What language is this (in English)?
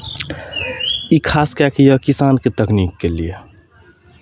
Maithili